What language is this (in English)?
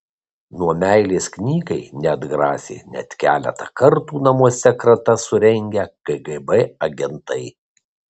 Lithuanian